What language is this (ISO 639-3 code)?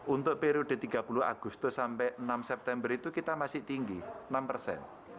ind